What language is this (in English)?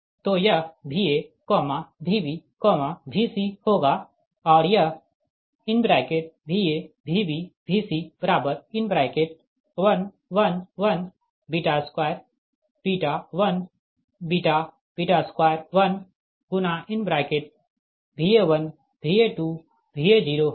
Hindi